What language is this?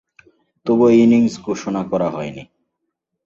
Bangla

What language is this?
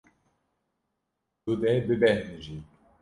Kurdish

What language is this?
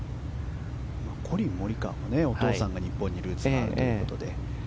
Japanese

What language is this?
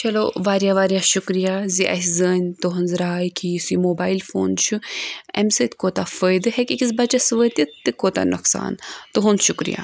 Kashmiri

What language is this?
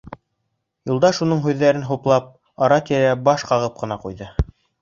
Bashkir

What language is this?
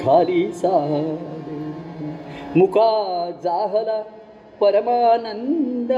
Marathi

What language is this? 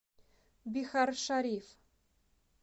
Russian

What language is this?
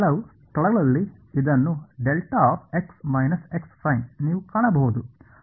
Kannada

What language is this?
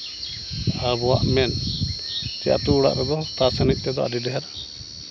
Santali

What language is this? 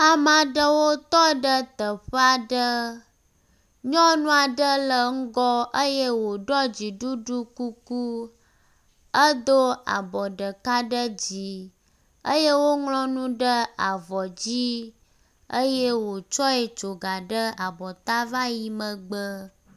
Ewe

